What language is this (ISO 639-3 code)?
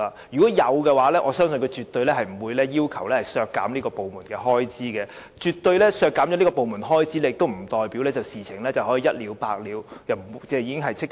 yue